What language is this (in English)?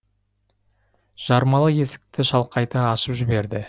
Kazakh